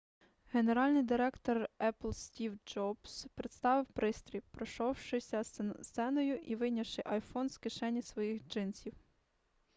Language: Ukrainian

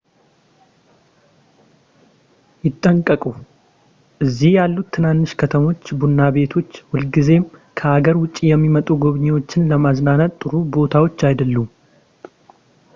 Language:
Amharic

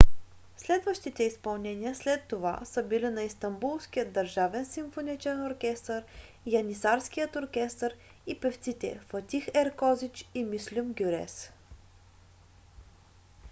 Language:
Bulgarian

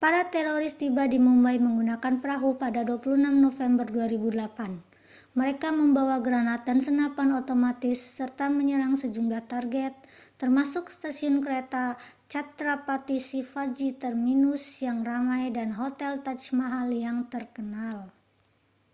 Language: Indonesian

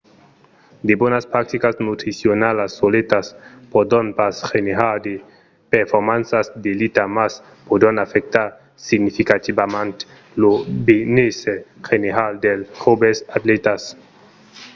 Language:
Occitan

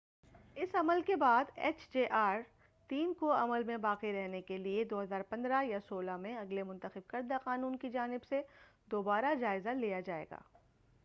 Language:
Urdu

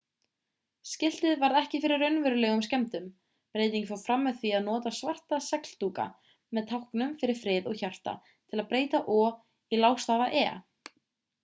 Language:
Icelandic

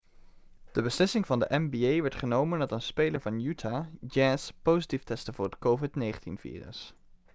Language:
Dutch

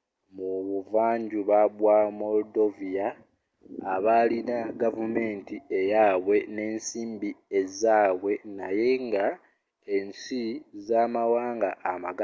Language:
Ganda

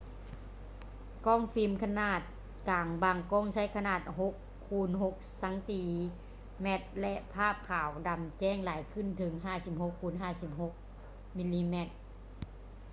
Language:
Lao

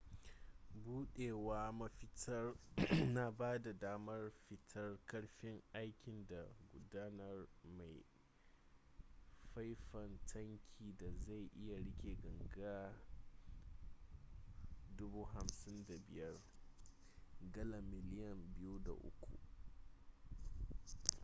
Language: Hausa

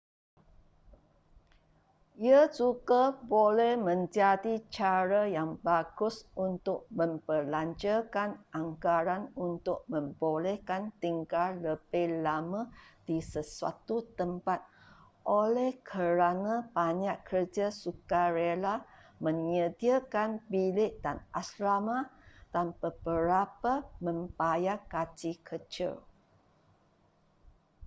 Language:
Malay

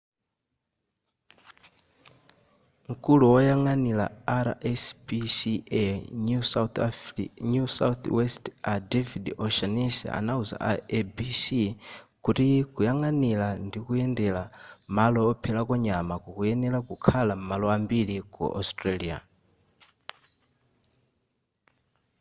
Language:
Nyanja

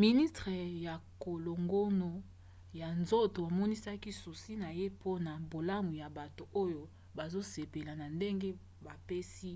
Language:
Lingala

